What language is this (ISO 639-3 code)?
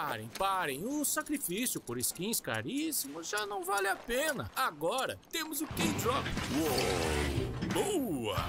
por